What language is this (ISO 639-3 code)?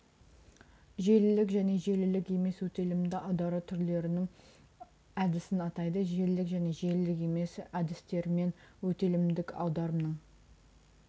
kaz